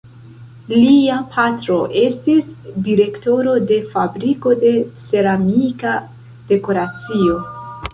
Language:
Esperanto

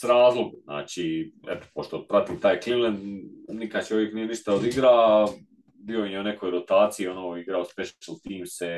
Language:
Croatian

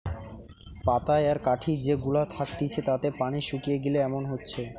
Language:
Bangla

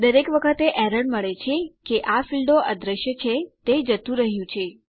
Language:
Gujarati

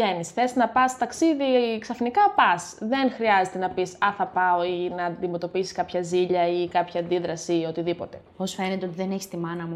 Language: Greek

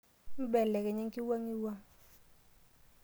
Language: Masai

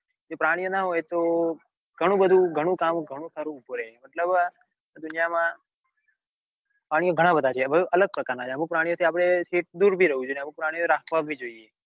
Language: Gujarati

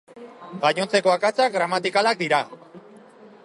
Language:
Basque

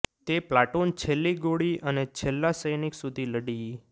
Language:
Gujarati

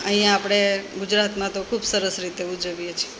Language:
Gujarati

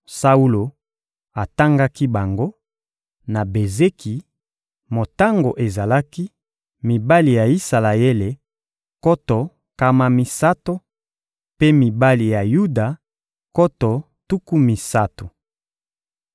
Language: Lingala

